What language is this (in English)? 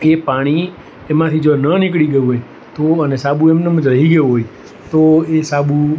Gujarati